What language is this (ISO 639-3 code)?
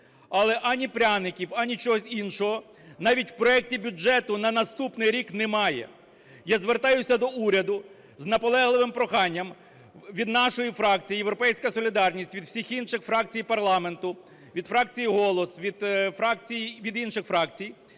ukr